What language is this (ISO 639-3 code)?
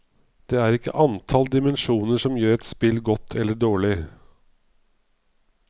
nor